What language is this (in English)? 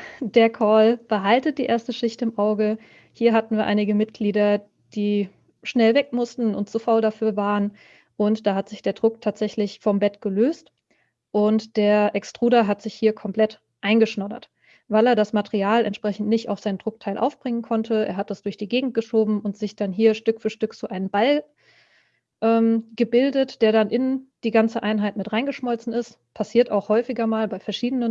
German